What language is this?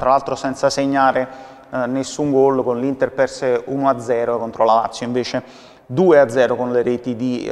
Italian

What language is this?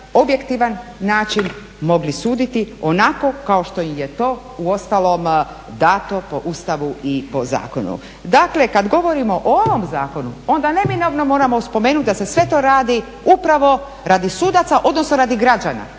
Croatian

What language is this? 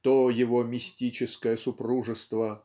Russian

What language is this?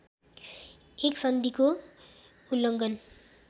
Nepali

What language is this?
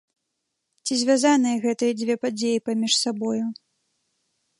Belarusian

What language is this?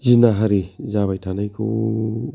Bodo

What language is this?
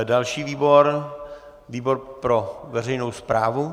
Czech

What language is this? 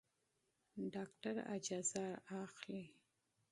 Pashto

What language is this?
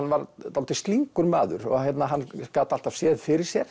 Icelandic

